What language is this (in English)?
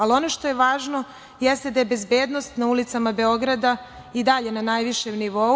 Serbian